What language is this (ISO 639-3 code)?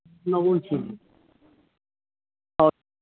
mni